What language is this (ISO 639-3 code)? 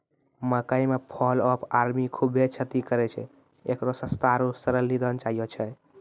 mai